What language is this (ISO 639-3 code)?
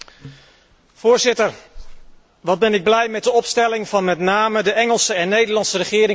nld